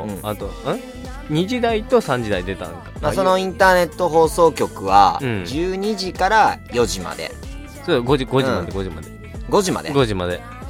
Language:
Japanese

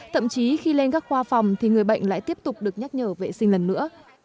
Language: Vietnamese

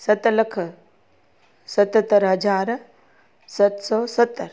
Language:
Sindhi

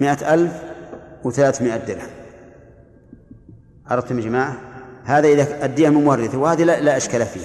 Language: Arabic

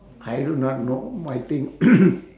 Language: English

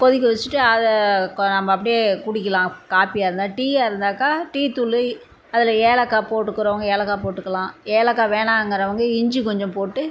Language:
Tamil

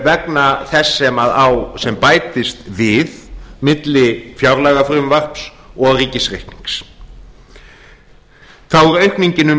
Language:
Icelandic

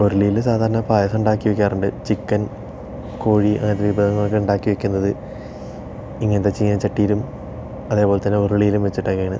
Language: Malayalam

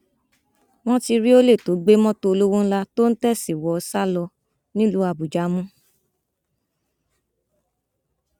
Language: Yoruba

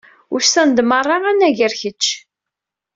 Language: Kabyle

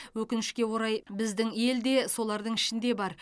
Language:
Kazakh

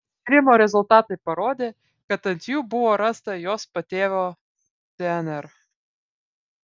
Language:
Lithuanian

